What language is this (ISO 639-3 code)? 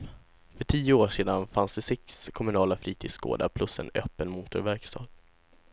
swe